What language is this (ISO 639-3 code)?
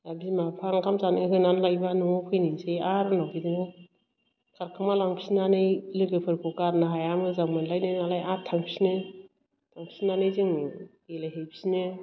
brx